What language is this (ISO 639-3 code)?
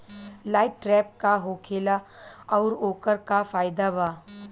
bho